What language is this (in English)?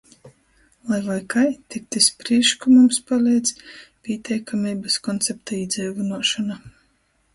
Latgalian